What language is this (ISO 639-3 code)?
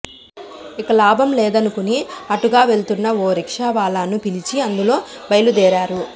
tel